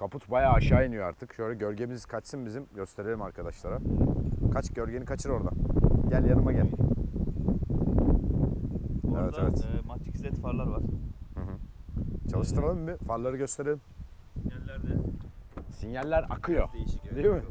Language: Turkish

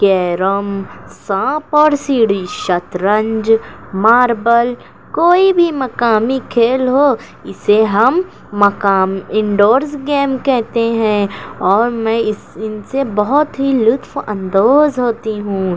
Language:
Urdu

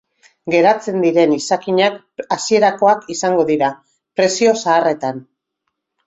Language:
Basque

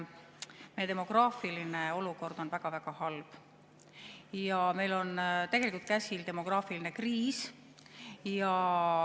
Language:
Estonian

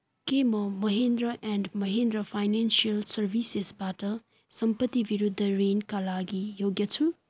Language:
Nepali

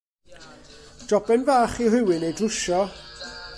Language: Welsh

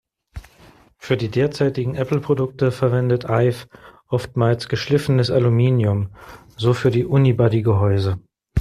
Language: German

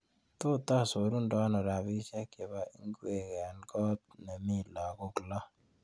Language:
Kalenjin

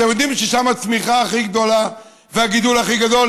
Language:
Hebrew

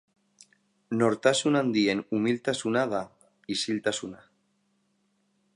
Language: Basque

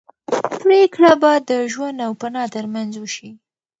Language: Pashto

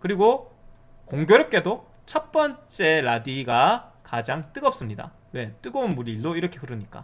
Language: Korean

